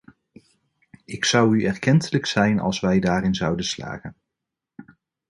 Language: Dutch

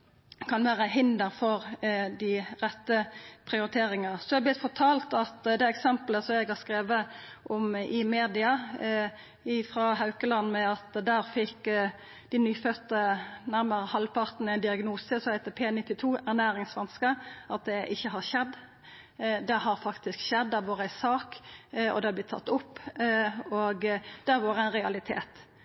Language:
Norwegian Nynorsk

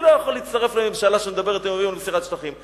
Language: Hebrew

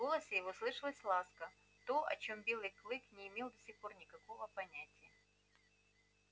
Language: Russian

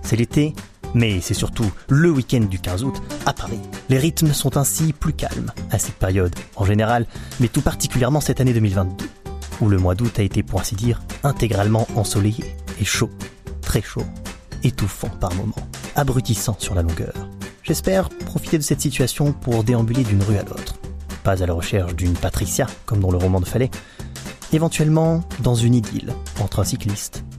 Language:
French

